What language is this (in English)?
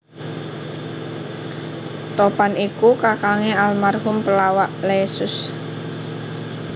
Javanese